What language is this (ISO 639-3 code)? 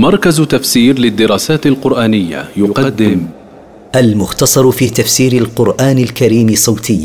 ara